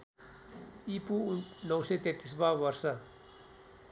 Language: Nepali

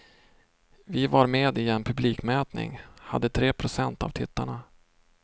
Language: Swedish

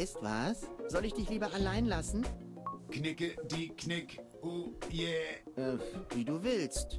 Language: German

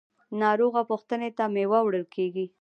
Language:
Pashto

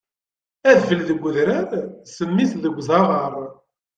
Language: Kabyle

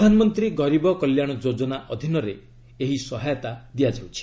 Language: Odia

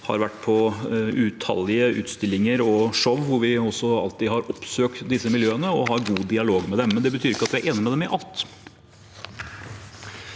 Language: Norwegian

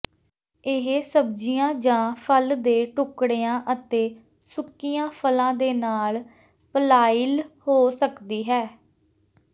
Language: Punjabi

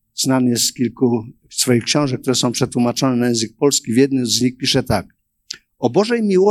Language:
Polish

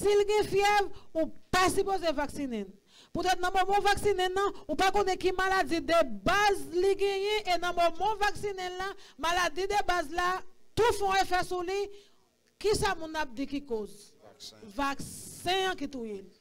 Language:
French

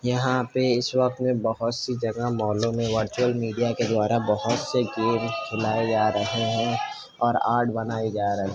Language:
Urdu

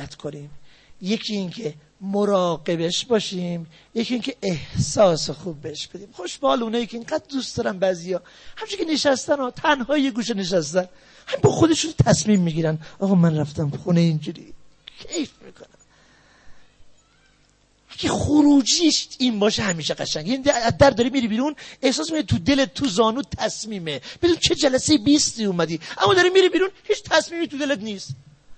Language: Persian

